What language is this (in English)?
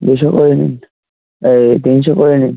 Bangla